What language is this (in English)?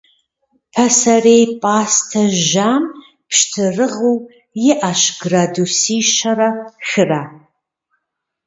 Kabardian